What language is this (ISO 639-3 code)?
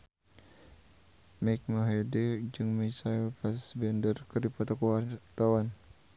sun